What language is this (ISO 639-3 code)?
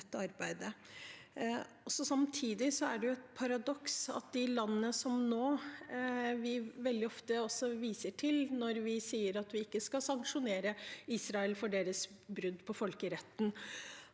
nor